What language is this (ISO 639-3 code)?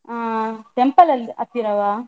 kan